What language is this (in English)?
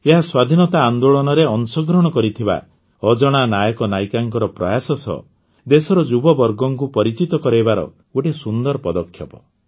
Odia